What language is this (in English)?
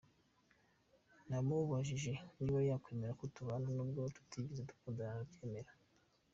Kinyarwanda